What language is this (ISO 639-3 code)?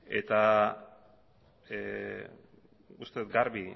eus